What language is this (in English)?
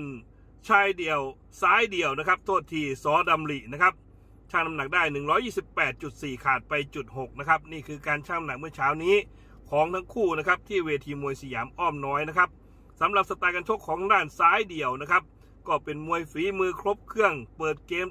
Thai